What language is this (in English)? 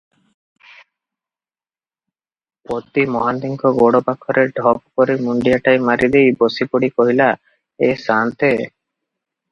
Odia